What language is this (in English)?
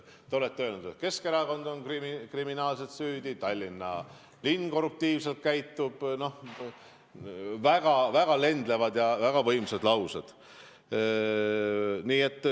Estonian